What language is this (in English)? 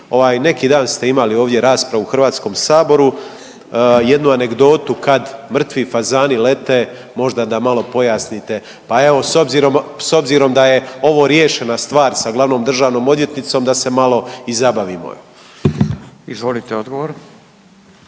Croatian